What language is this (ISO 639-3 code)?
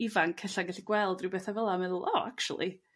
cym